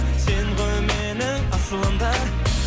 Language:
Kazakh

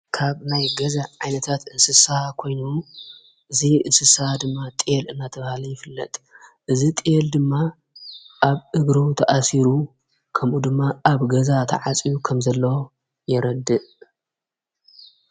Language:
Tigrinya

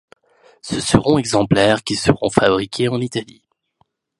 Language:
French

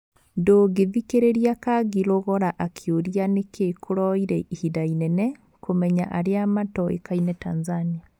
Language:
Kikuyu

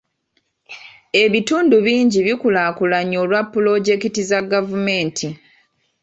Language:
Ganda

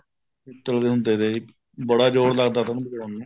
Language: Punjabi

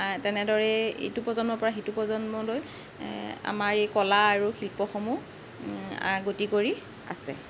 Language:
Assamese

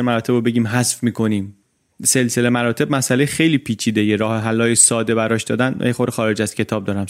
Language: Persian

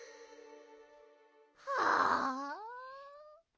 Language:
Japanese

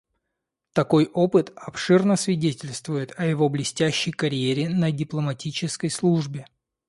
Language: Russian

